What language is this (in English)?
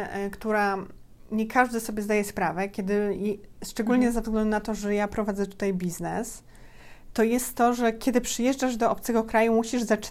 Polish